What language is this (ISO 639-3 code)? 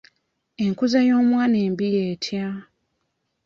lug